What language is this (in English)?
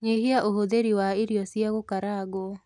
Kikuyu